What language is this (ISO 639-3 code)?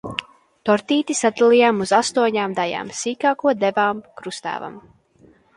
lav